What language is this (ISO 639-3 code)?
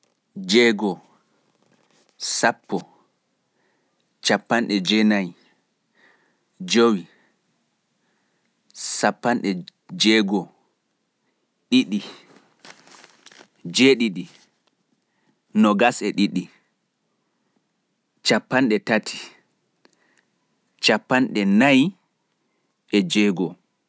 fuf